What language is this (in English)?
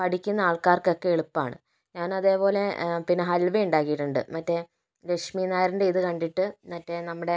Malayalam